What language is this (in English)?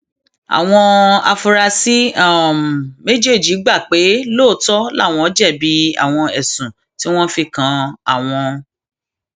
Yoruba